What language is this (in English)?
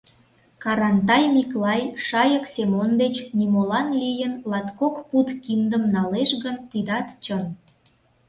Mari